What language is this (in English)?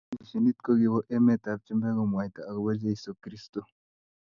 Kalenjin